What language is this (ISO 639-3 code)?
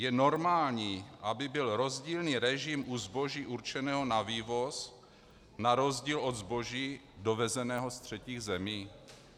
ces